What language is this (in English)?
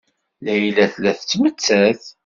Kabyle